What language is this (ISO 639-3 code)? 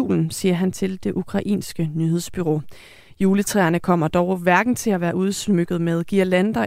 dan